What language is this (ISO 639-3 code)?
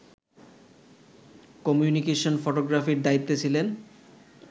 ben